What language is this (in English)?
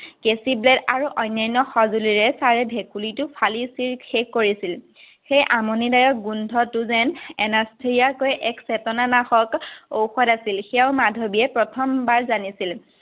Assamese